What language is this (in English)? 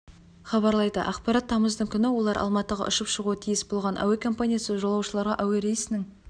Kazakh